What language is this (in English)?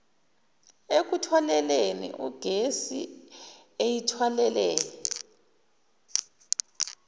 Zulu